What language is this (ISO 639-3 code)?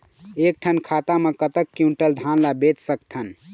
hne